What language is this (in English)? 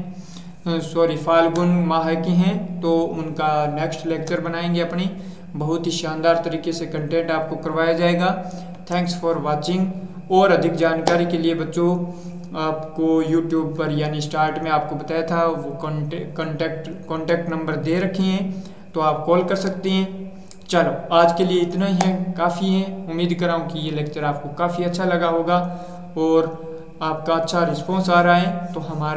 Hindi